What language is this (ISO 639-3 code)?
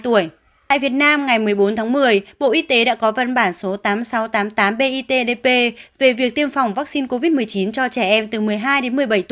vie